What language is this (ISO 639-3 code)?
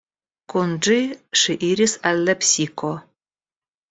epo